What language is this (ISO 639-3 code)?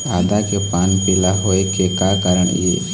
hne